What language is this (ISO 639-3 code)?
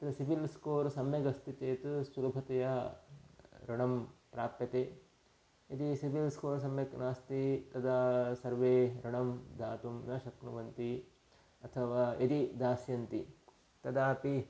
san